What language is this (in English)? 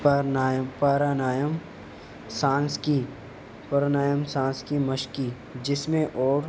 Urdu